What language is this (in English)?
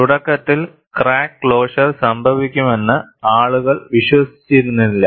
Malayalam